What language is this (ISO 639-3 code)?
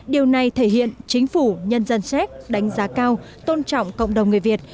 vie